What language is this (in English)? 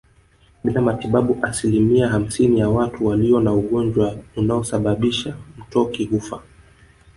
Swahili